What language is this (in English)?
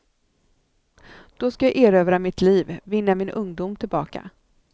Swedish